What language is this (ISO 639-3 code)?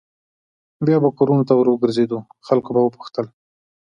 pus